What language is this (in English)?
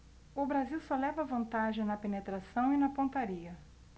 Portuguese